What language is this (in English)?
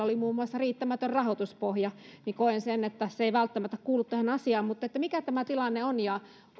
Finnish